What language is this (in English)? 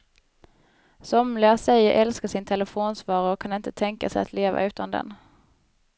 Swedish